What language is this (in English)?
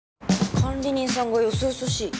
Japanese